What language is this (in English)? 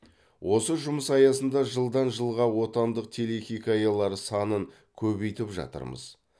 Kazakh